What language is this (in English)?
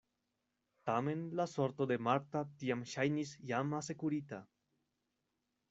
Esperanto